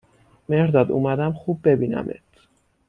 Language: Persian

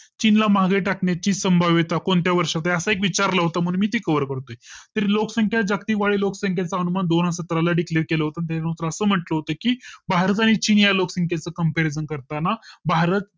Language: Marathi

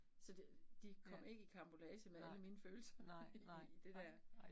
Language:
Danish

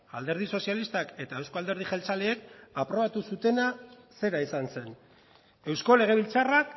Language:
Basque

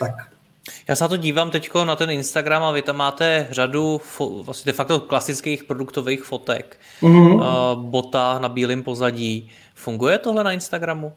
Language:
Czech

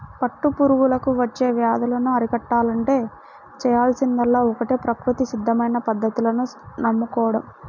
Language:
Telugu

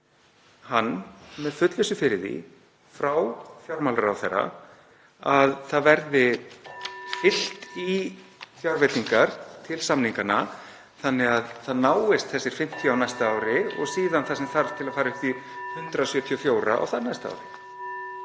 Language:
Icelandic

